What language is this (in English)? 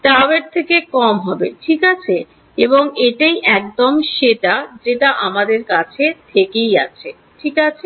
Bangla